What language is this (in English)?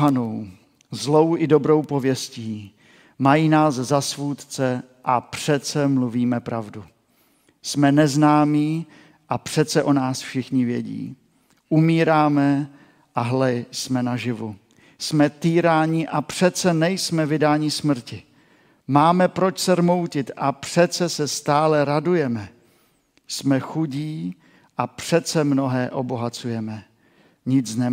Czech